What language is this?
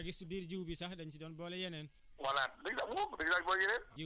Wolof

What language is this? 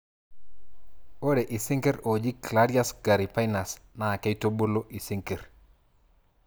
Masai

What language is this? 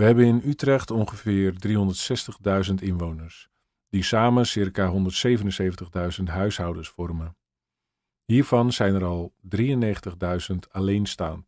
Dutch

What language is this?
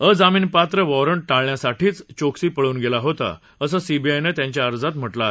Marathi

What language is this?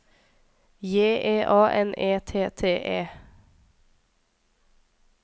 Norwegian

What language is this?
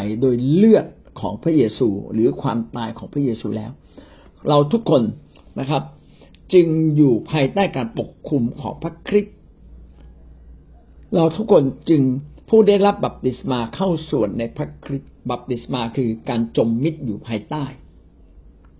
Thai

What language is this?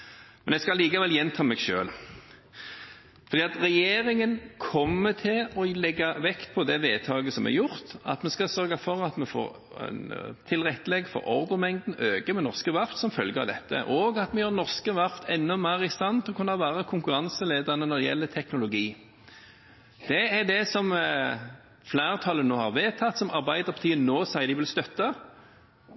Norwegian Bokmål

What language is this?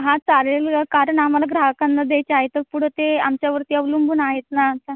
Marathi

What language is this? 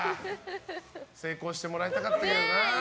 Japanese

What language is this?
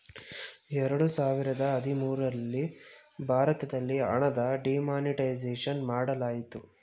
Kannada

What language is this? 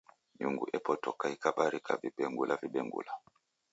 Taita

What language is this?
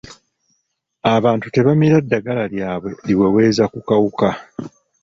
Ganda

